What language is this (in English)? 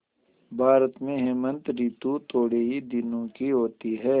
Hindi